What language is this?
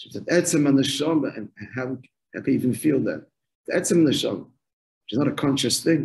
English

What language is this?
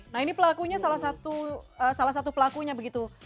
Indonesian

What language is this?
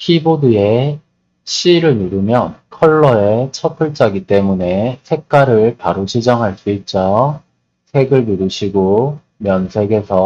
Korean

